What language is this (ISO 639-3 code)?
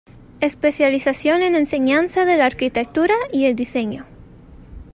spa